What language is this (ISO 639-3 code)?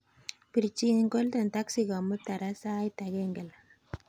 kln